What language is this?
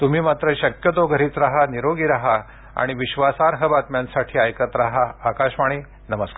Marathi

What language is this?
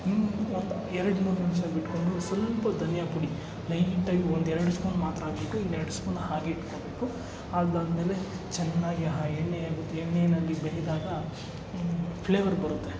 Kannada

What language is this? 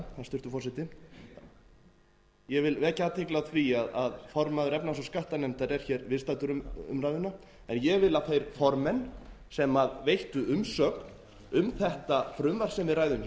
Icelandic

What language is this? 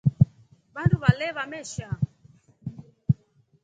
Rombo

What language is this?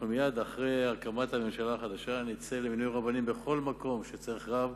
Hebrew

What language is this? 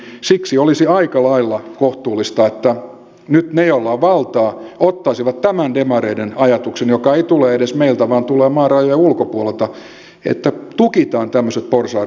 Finnish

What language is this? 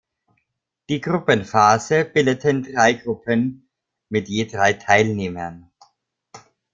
German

